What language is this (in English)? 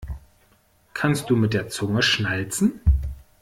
German